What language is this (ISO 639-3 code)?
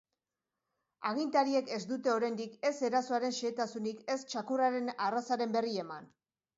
eus